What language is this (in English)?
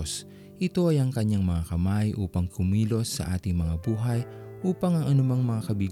Filipino